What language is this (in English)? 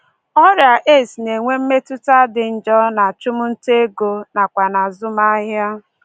Igbo